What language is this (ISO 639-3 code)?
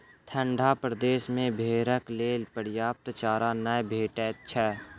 mai